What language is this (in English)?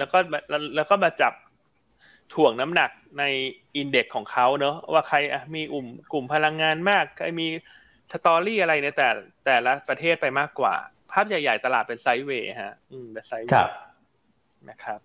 Thai